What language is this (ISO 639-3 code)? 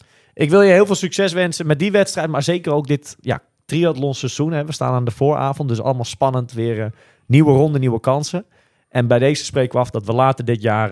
nld